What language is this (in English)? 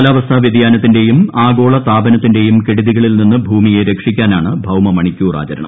Malayalam